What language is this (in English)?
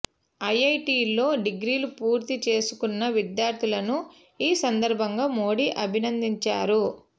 Telugu